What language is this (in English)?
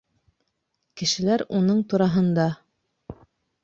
Bashkir